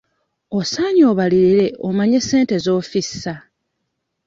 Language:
Ganda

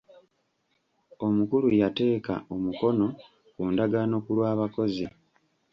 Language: Ganda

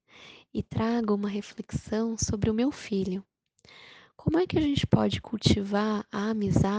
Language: Portuguese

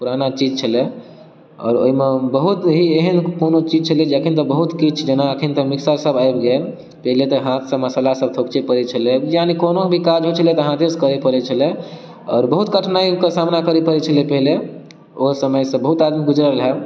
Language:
Maithili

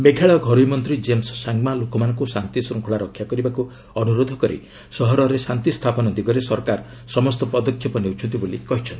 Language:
Odia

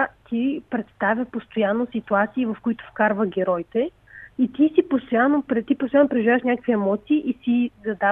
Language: Bulgarian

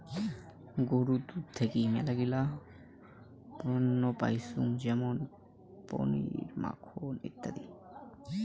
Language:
Bangla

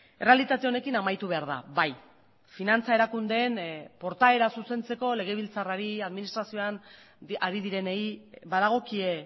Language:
Basque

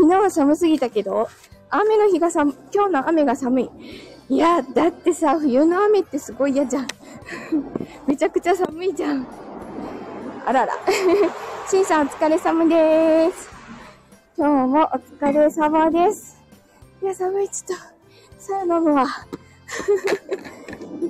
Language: Japanese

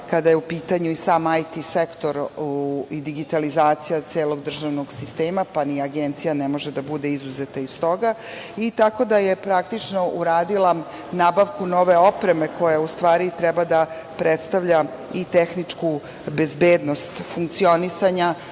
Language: Serbian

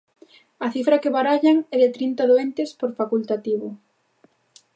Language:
Galician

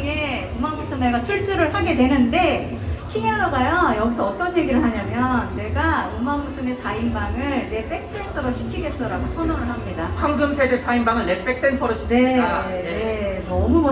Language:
Korean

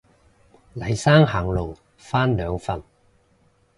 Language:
Cantonese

